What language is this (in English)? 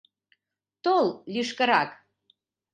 Mari